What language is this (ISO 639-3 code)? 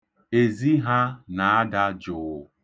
ibo